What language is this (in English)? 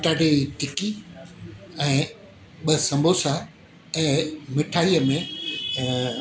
Sindhi